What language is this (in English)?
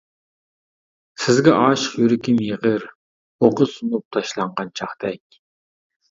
Uyghur